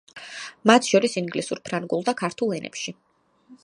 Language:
Georgian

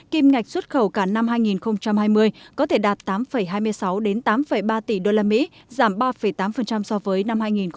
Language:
Vietnamese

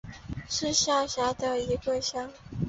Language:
Chinese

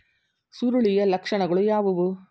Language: Kannada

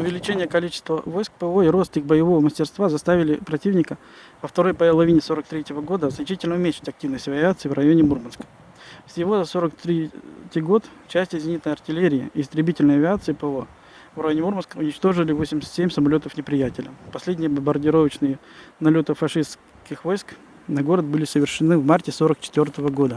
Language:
Russian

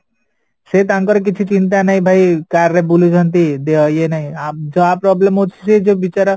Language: Odia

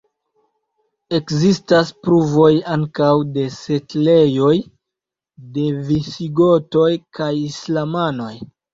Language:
Esperanto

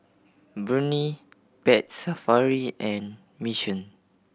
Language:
English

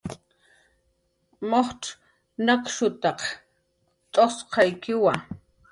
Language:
Jaqaru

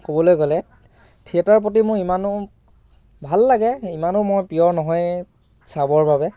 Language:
Assamese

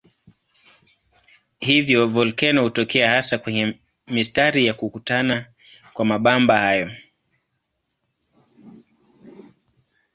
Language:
Swahili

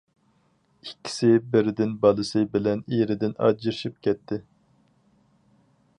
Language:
Uyghur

